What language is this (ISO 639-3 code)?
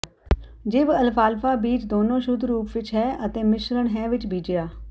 pan